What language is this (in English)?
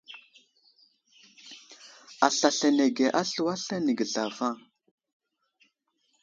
Wuzlam